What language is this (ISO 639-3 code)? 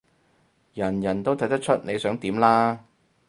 yue